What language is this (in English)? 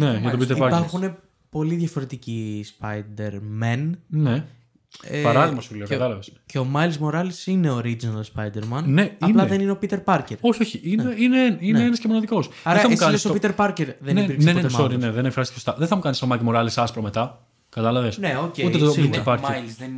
Greek